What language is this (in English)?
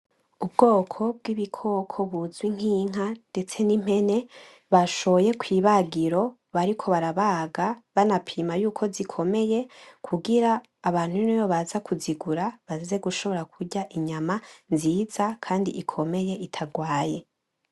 Rundi